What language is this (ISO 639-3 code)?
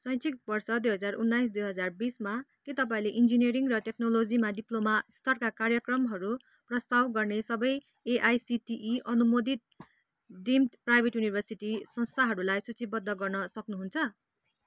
nep